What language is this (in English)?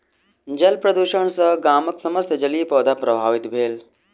Maithili